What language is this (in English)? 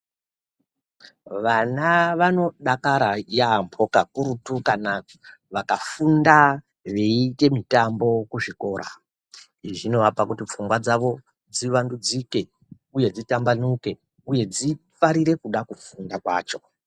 Ndau